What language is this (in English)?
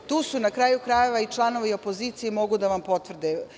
Serbian